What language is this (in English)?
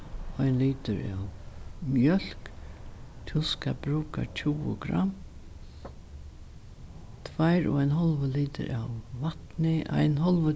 Faroese